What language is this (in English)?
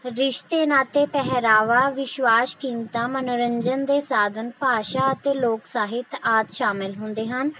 Punjabi